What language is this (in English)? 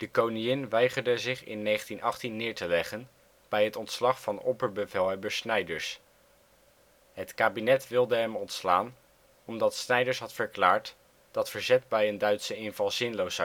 Dutch